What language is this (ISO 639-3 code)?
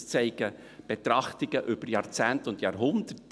gsw